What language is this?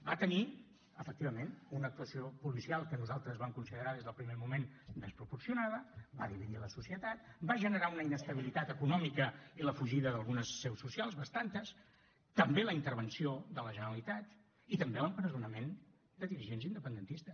Catalan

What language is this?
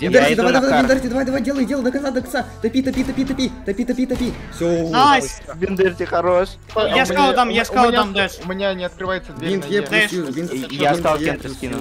Russian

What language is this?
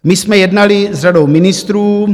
Czech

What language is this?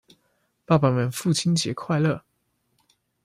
Chinese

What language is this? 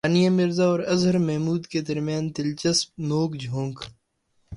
Urdu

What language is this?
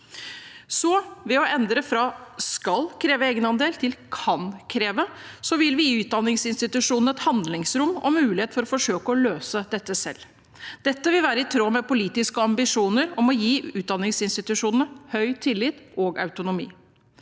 Norwegian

